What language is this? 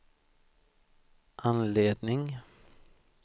Swedish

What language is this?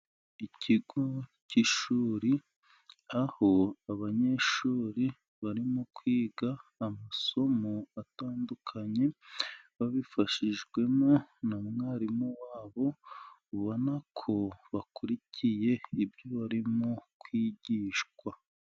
Kinyarwanda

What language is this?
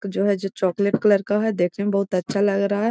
Magahi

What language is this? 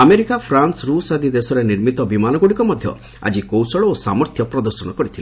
Odia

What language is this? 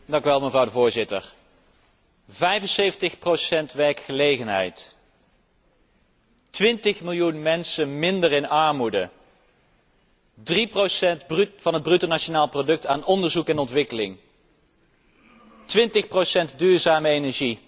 Dutch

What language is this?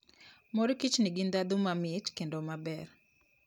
Luo (Kenya and Tanzania)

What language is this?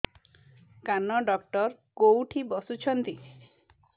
Odia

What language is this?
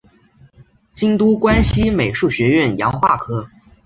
Chinese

